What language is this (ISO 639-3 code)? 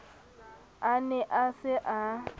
sot